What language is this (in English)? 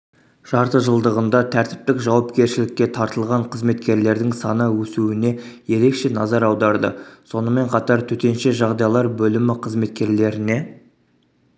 Kazakh